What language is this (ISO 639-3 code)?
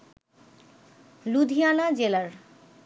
ben